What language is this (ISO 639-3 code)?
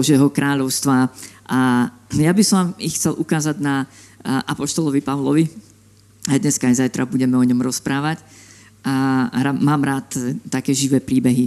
slk